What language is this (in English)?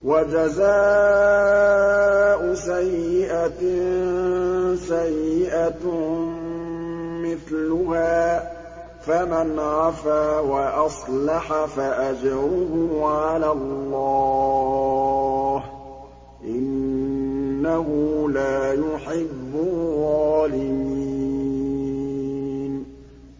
Arabic